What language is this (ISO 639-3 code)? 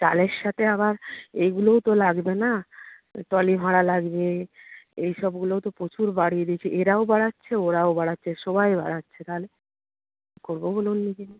ben